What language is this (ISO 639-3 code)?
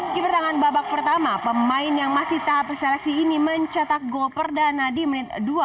ind